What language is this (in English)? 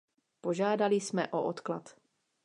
Czech